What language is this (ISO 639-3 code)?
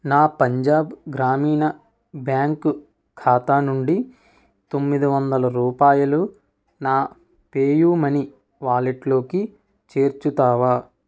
tel